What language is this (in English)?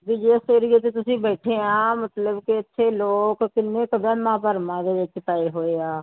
Punjabi